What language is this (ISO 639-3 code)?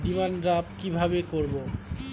ben